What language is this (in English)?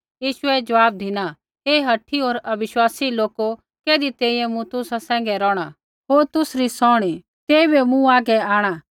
Kullu Pahari